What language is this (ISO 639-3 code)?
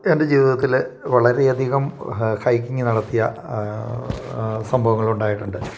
mal